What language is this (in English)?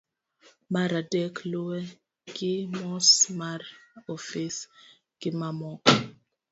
Luo (Kenya and Tanzania)